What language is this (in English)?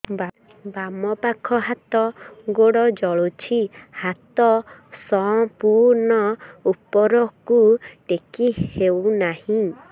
Odia